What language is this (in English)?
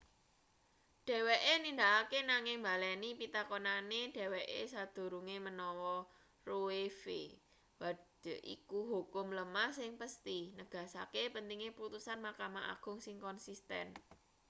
Javanese